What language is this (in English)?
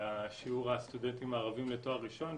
Hebrew